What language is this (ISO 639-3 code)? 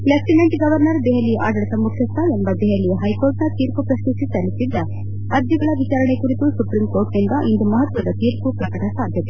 kan